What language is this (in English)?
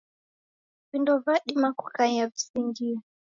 Taita